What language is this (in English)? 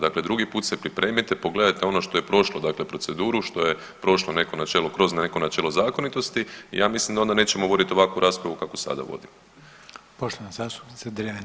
Croatian